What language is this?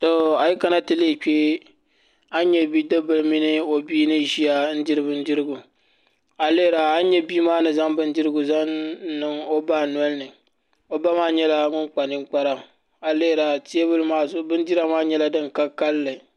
Dagbani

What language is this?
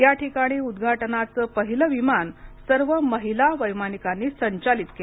Marathi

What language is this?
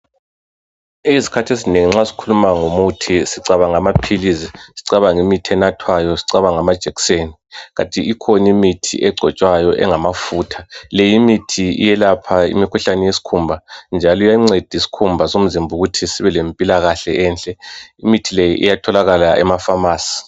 North Ndebele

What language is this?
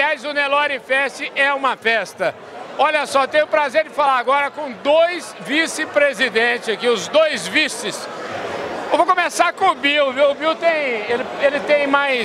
Portuguese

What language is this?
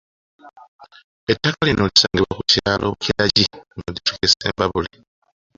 Ganda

